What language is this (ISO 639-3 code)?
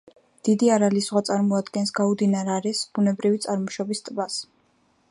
kat